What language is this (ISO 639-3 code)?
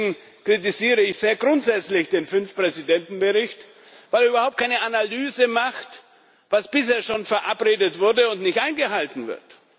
deu